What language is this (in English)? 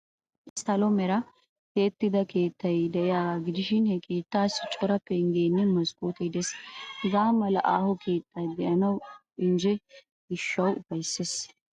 Wolaytta